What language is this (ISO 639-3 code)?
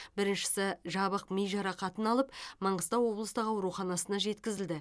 kaz